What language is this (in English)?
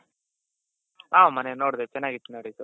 Kannada